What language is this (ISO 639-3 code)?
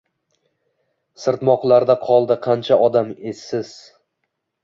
uzb